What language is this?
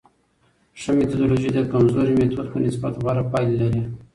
Pashto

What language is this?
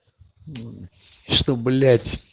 Russian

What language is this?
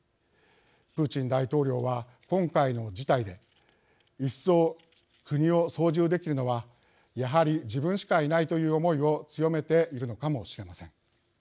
Japanese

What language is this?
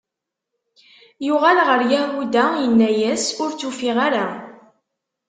Kabyle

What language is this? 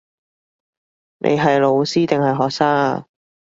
Cantonese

